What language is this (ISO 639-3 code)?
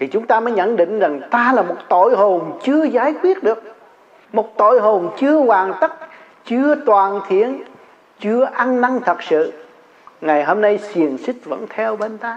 vie